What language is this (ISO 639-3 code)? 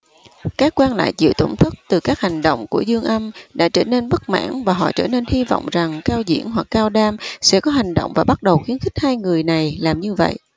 vie